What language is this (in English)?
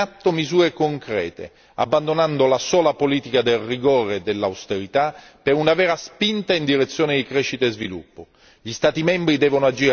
Italian